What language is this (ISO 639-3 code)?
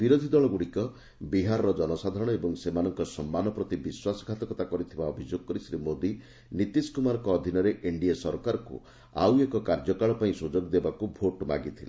ori